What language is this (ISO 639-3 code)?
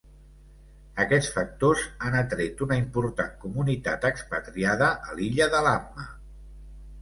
cat